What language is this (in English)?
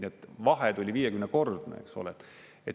Estonian